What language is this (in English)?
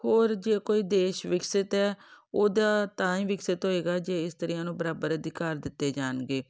Punjabi